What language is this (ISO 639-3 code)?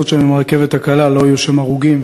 heb